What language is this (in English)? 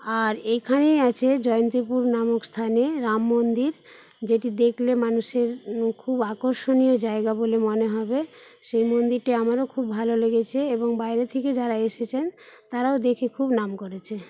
Bangla